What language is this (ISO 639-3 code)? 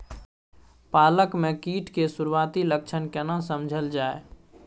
mai